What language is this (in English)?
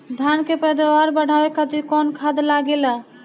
Bhojpuri